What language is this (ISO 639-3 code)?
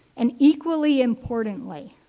eng